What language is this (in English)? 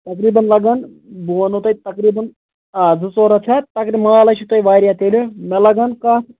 Kashmiri